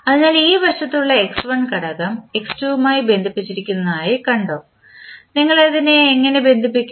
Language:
Malayalam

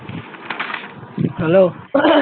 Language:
Bangla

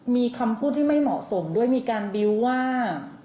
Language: Thai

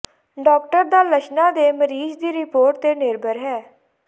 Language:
Punjabi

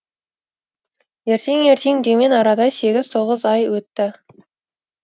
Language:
Kazakh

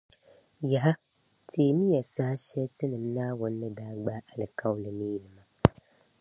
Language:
Dagbani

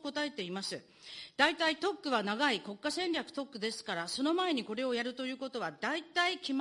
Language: Japanese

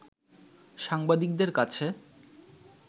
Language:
Bangla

